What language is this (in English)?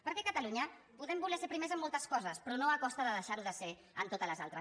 Catalan